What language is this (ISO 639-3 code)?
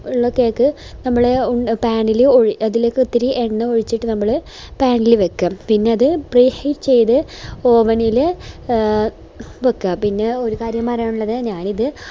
mal